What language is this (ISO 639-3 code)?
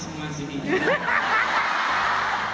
ind